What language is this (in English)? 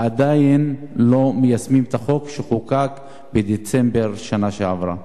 Hebrew